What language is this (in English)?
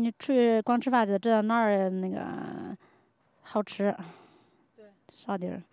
Chinese